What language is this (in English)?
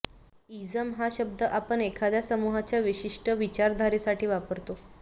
Marathi